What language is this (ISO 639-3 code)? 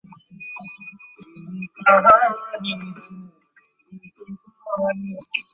ben